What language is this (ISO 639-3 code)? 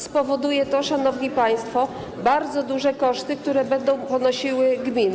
pol